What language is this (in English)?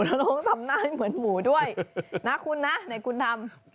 Thai